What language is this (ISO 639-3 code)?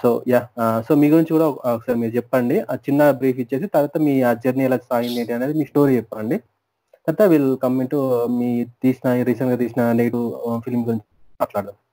tel